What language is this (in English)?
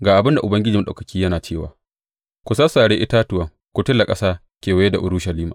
Hausa